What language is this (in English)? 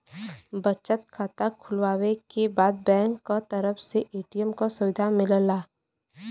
Bhojpuri